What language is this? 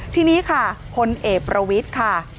Thai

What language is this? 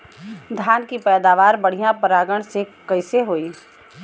Bhojpuri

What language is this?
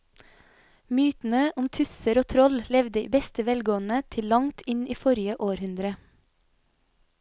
Norwegian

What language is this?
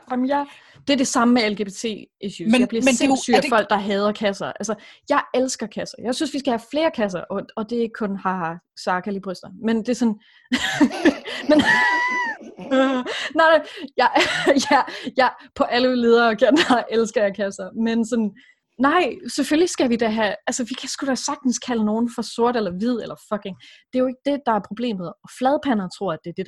Danish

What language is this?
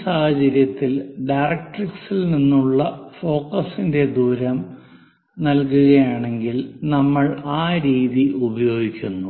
Malayalam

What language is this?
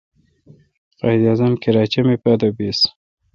Kalkoti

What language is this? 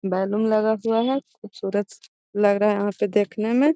Magahi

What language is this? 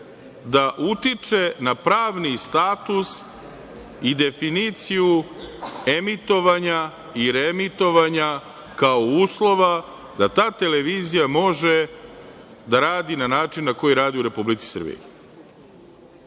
Serbian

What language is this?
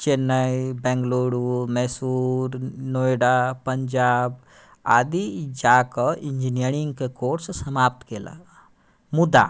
Maithili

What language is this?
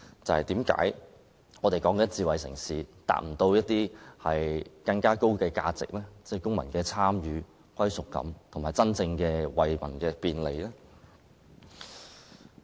Cantonese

